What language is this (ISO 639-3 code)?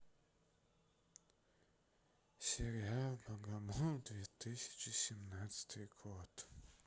rus